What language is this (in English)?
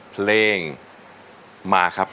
Thai